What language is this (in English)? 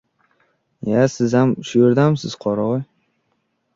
Uzbek